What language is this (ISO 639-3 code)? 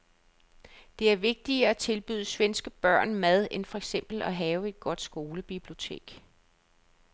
dan